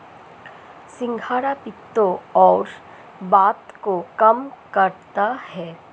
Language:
Hindi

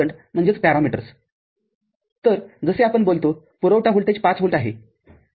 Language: Marathi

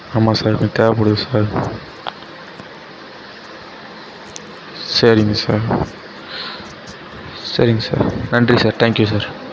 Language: Tamil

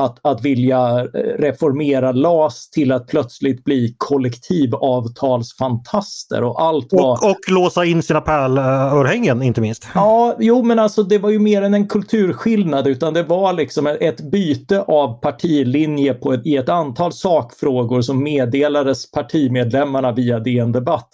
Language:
Swedish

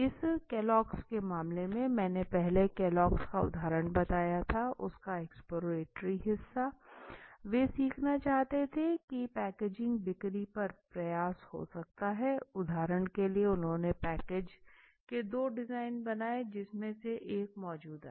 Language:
Hindi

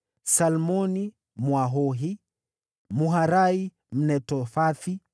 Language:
Swahili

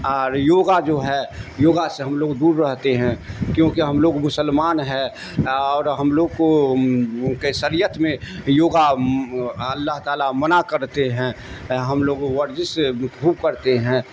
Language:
Urdu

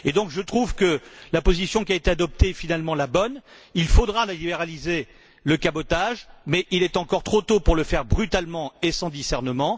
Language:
French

